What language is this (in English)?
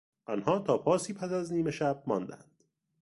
Persian